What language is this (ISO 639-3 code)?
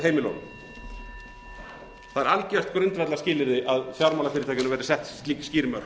isl